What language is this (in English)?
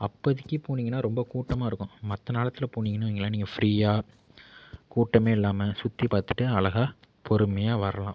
Tamil